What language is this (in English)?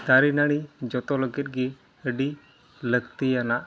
Santali